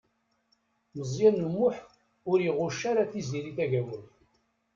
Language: Kabyle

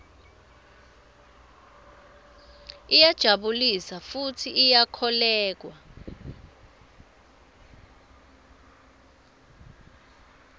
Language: Swati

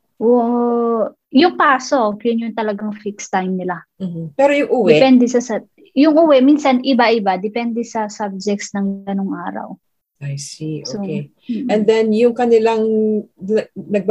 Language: Filipino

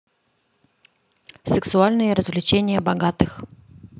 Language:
Russian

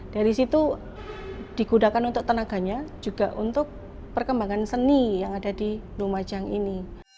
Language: Indonesian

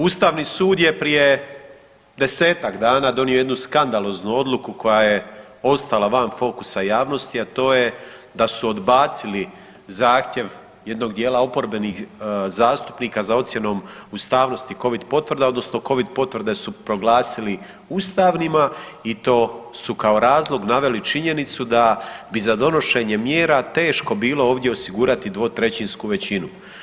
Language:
Croatian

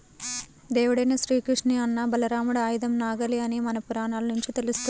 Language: Telugu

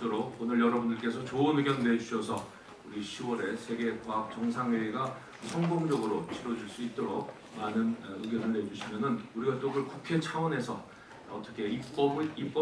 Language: Korean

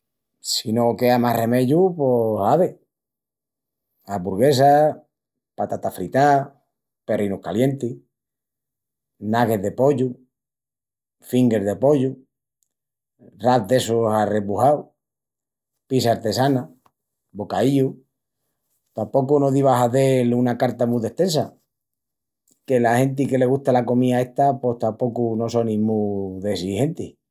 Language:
Extremaduran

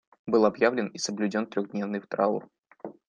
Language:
Russian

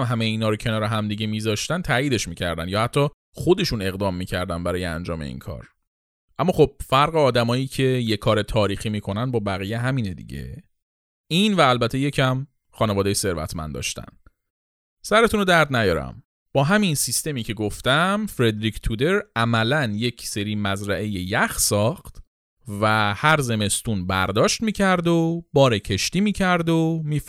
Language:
Persian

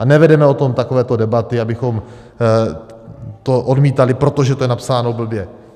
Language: Czech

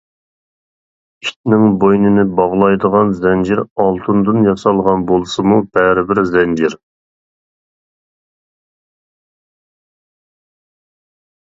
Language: Uyghur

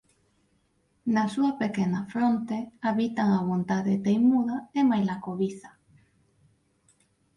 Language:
Galician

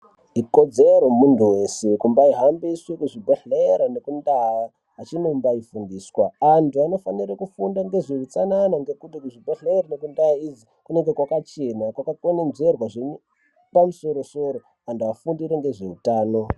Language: Ndau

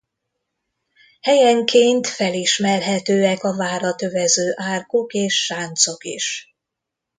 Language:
Hungarian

